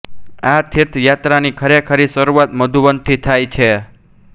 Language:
Gujarati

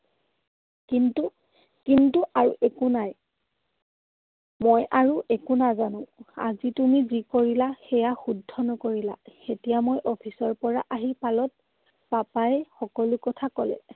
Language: Assamese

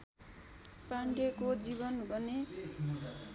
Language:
Nepali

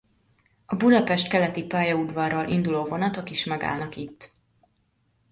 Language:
Hungarian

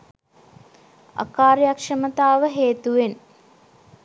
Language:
Sinhala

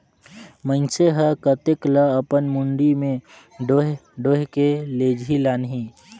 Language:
Chhattisgarhi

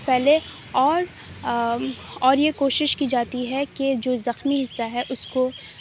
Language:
Urdu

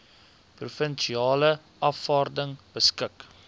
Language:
Afrikaans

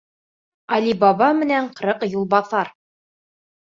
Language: Bashkir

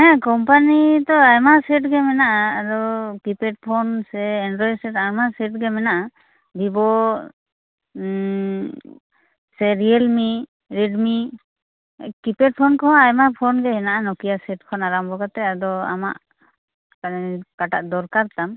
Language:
Santali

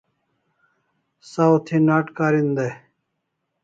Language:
Kalasha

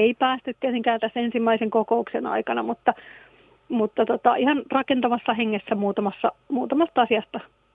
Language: Finnish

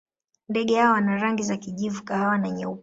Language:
Swahili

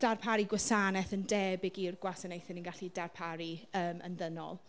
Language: Welsh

